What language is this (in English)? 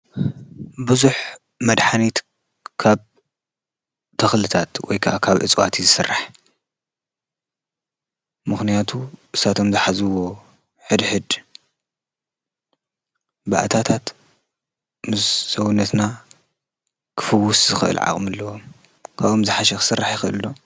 Tigrinya